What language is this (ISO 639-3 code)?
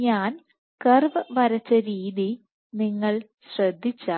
mal